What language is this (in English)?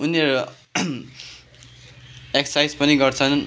Nepali